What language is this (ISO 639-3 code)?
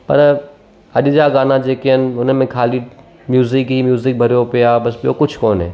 snd